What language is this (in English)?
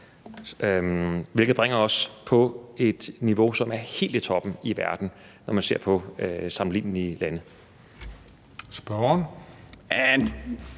Danish